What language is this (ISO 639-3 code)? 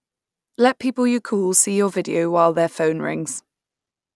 eng